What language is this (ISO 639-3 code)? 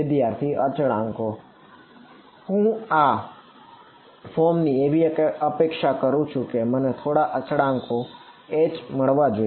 guj